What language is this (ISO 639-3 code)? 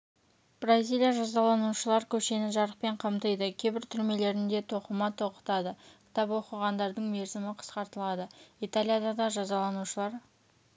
kaz